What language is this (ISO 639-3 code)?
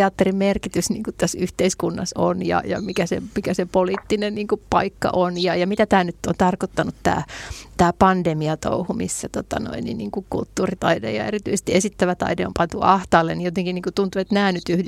fin